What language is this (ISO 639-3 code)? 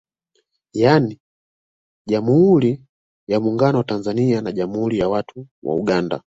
swa